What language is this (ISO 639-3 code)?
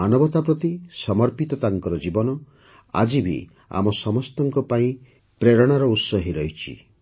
ori